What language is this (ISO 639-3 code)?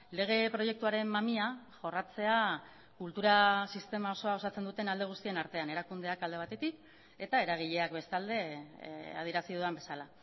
eus